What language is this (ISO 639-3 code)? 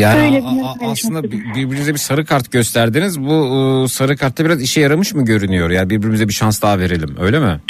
tur